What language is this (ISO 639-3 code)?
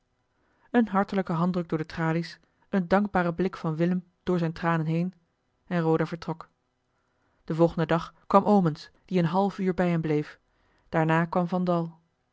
nld